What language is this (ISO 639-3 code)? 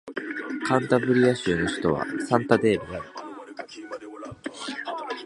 jpn